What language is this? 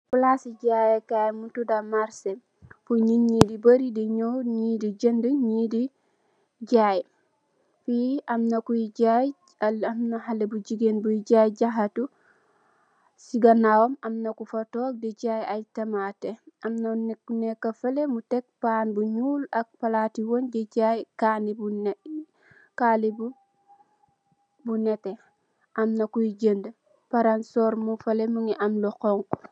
Wolof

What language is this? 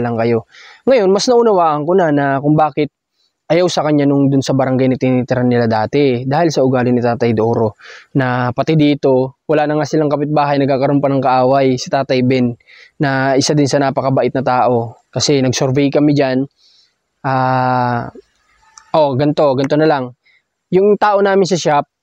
Filipino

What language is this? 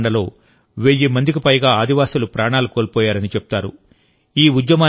Telugu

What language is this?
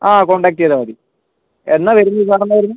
Malayalam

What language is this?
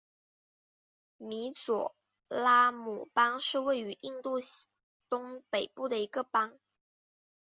Chinese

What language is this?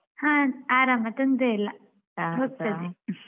Kannada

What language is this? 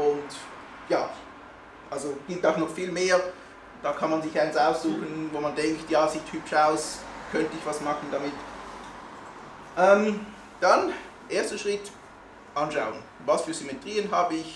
German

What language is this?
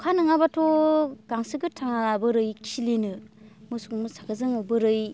Bodo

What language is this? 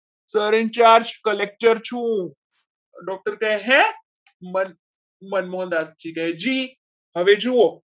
Gujarati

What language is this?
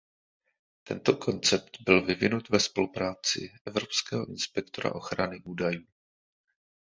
Czech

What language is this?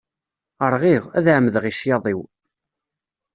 Kabyle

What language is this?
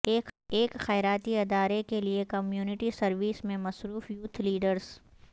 Urdu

